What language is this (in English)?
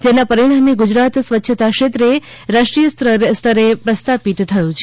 Gujarati